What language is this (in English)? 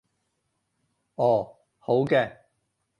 Cantonese